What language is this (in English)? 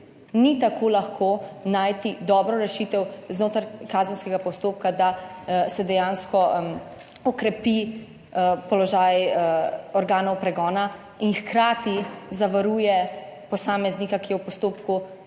Slovenian